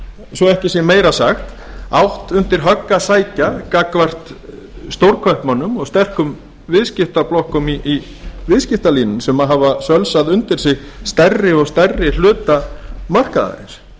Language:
Icelandic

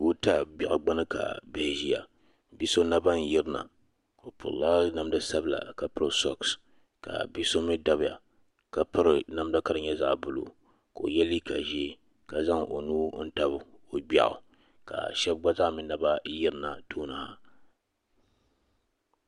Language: Dagbani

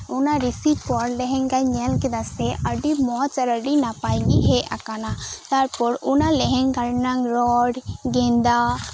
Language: Santali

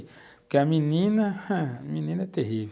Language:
Portuguese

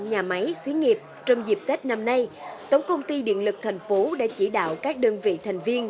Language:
Vietnamese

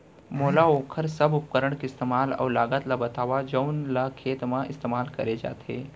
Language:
Chhattisgarhi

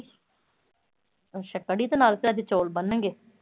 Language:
Punjabi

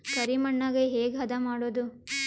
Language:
Kannada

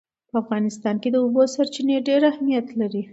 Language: Pashto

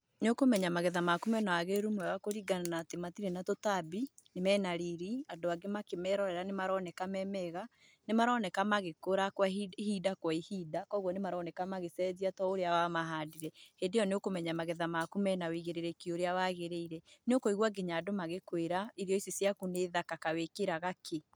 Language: Kikuyu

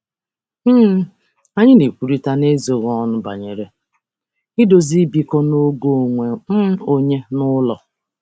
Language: Igbo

